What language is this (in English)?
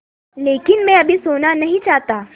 Hindi